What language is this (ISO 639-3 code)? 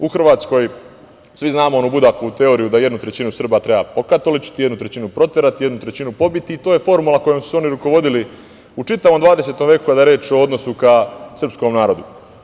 srp